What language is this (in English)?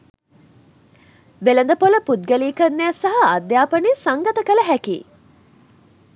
Sinhala